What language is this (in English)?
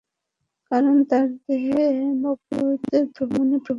Bangla